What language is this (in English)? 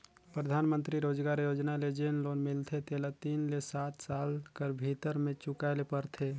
Chhattisgarhi